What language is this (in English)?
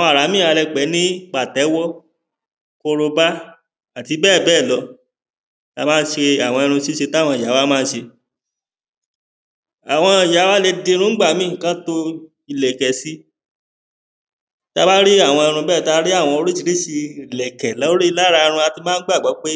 Yoruba